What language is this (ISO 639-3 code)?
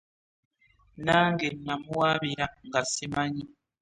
lug